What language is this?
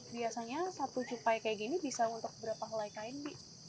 Indonesian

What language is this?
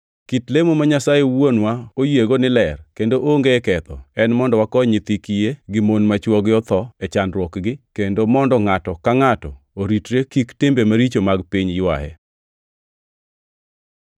Luo (Kenya and Tanzania)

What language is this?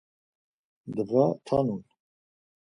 Laz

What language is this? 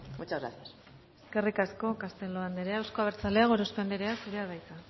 Basque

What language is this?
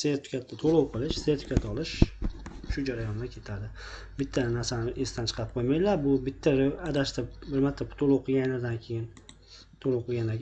Turkish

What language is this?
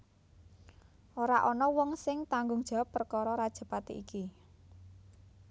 Javanese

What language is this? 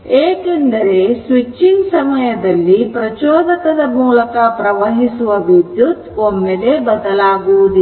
Kannada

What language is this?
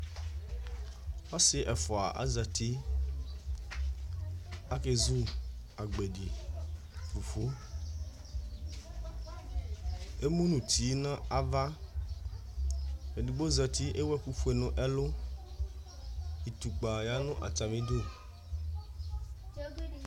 Ikposo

